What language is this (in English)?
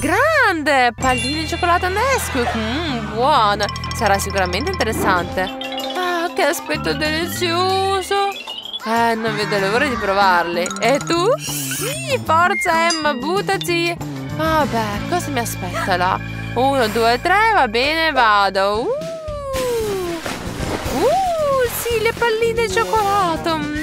Italian